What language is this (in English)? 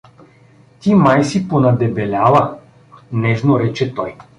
Bulgarian